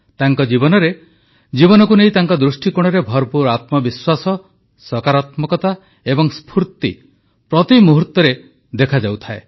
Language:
Odia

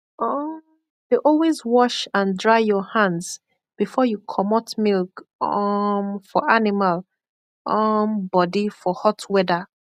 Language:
Nigerian Pidgin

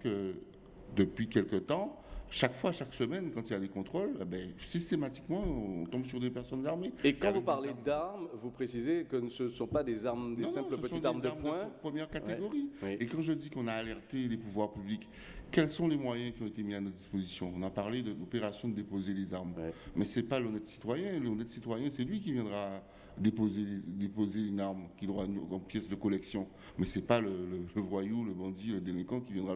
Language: French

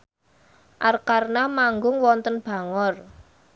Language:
Javanese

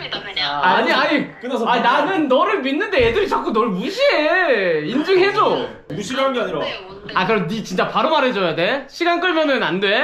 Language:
Korean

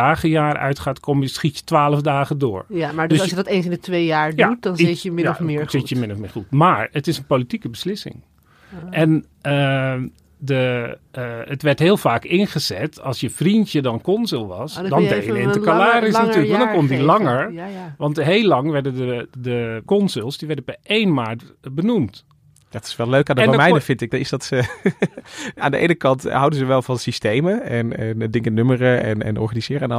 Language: Dutch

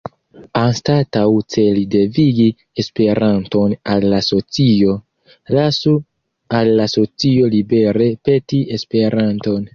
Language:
Esperanto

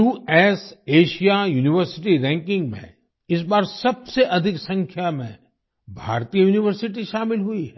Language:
Hindi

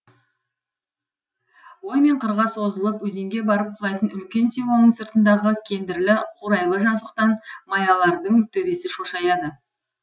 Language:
Kazakh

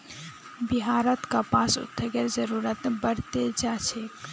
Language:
Magahi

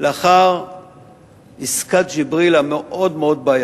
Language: Hebrew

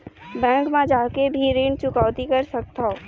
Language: Chhattisgarhi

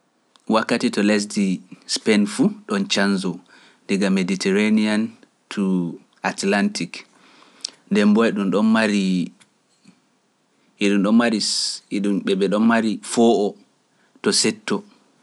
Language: Pular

